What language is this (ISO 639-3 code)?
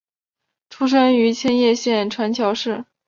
zho